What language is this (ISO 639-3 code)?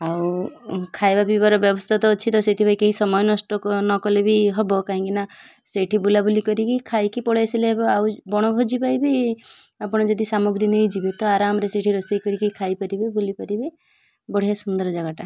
ori